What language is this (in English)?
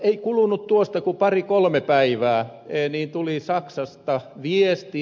Finnish